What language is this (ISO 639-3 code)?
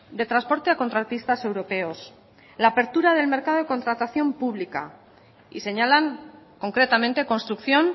spa